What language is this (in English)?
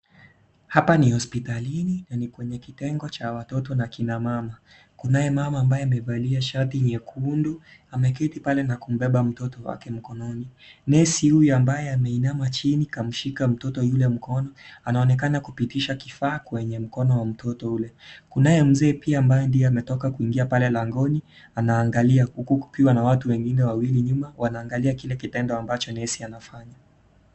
Swahili